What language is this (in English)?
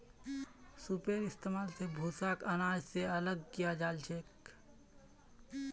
Magahi